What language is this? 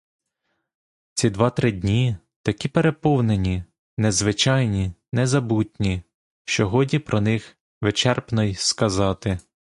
Ukrainian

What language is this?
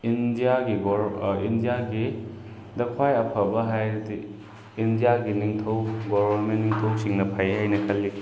Manipuri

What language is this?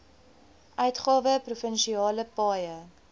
Afrikaans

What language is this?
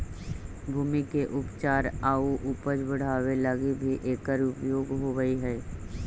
Magahi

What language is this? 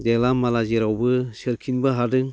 Bodo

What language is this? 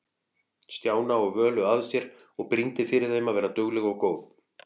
Icelandic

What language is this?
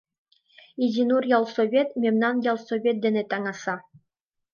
Mari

